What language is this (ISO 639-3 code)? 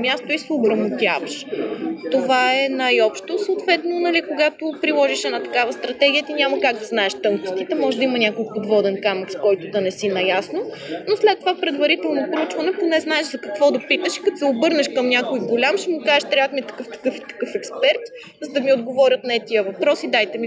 bul